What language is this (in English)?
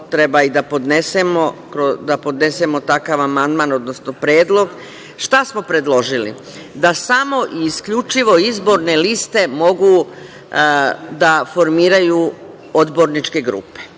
Serbian